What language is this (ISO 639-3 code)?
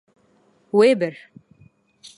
kur